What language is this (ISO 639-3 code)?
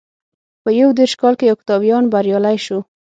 pus